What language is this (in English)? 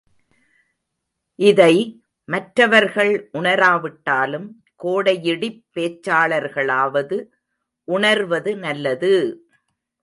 Tamil